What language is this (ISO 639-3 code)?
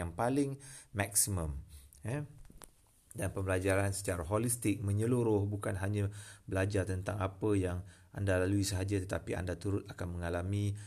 msa